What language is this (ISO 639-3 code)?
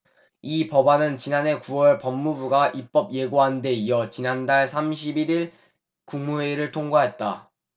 kor